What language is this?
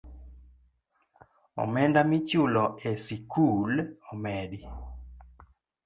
Luo (Kenya and Tanzania)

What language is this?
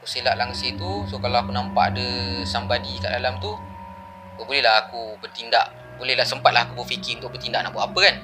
Malay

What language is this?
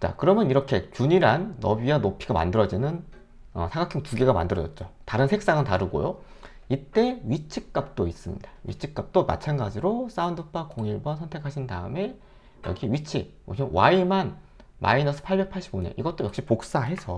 Korean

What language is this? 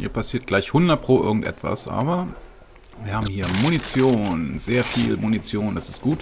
German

